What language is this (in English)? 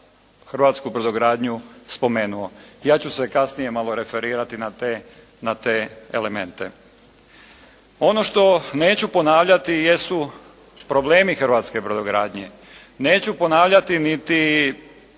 Croatian